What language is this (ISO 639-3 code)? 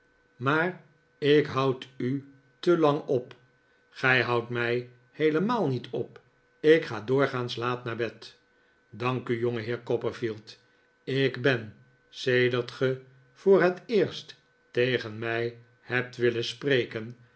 nld